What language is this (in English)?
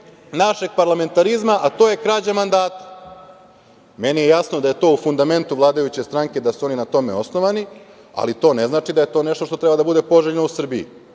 Serbian